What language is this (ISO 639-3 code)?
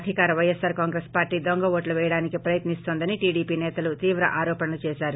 tel